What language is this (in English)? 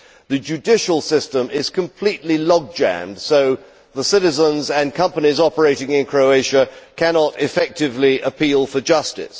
English